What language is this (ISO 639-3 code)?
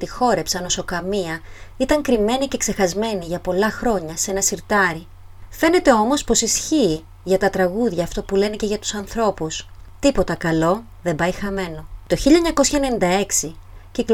ell